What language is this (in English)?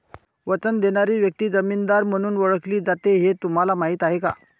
Marathi